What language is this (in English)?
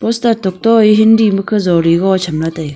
Wancho Naga